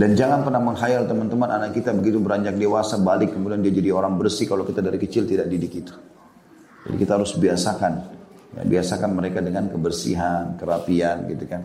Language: Indonesian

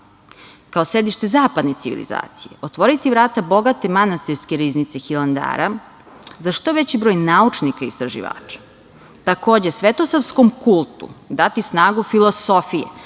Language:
Serbian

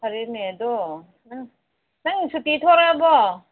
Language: Manipuri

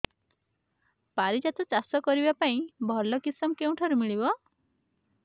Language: Odia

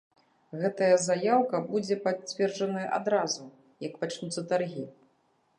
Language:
Belarusian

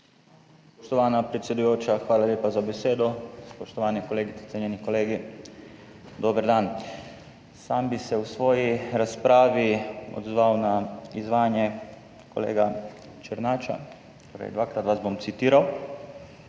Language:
Slovenian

